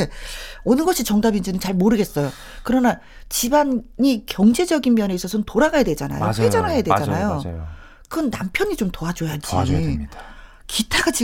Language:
Korean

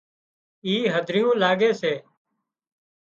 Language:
Wadiyara Koli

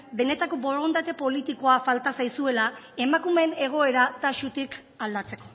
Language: Basque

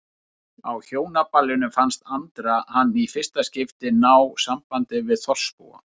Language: Icelandic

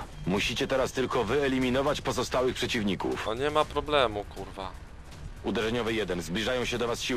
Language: Polish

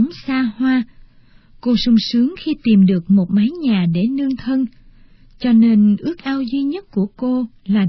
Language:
Vietnamese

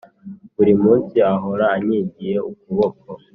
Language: Kinyarwanda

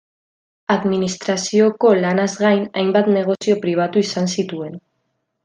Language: Basque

